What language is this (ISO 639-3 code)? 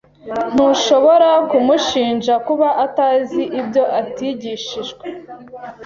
kin